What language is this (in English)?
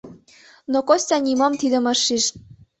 Mari